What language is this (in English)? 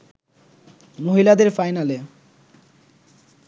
Bangla